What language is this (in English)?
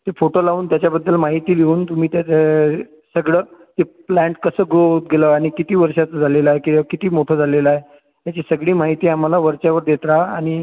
Marathi